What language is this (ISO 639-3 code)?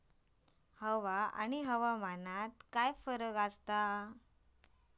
mar